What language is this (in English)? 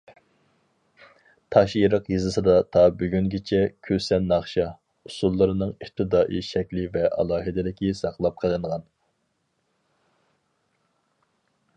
Uyghur